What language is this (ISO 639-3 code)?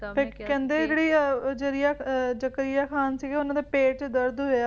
pan